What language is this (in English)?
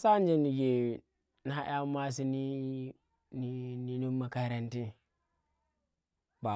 Tera